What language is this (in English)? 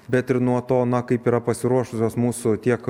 Lithuanian